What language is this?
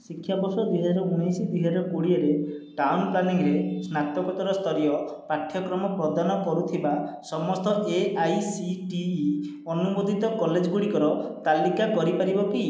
Odia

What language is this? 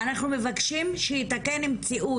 Hebrew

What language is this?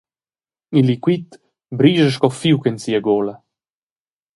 Romansh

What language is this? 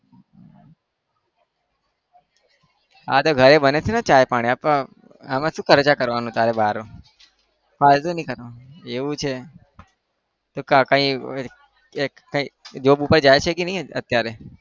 Gujarati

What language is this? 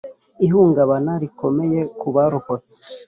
Kinyarwanda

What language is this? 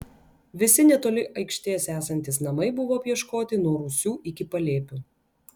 Lithuanian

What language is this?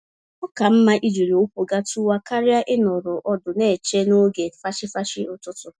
Igbo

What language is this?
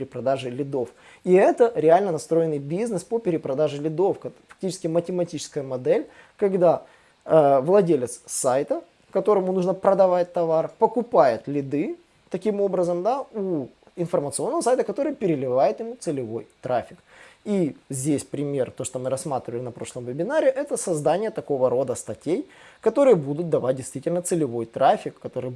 Russian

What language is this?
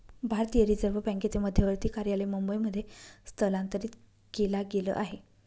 Marathi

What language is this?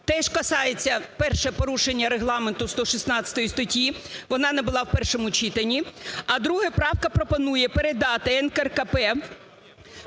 Ukrainian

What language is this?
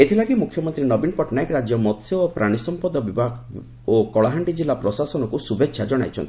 Odia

